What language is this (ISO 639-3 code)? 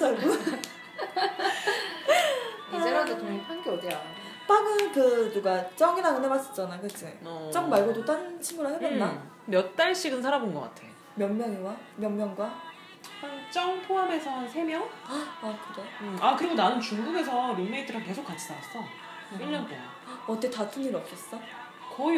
kor